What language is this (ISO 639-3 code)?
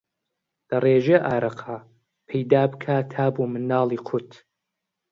ckb